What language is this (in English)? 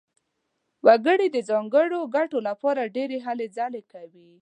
Pashto